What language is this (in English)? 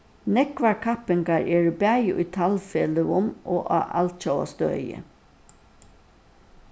Faroese